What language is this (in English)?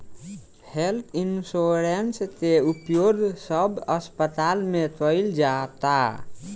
Bhojpuri